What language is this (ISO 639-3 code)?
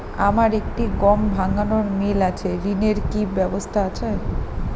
ben